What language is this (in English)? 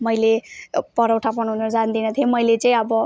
Nepali